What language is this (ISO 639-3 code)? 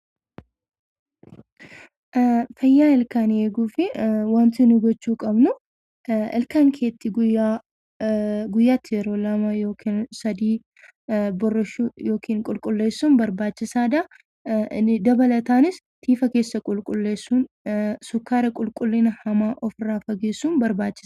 orm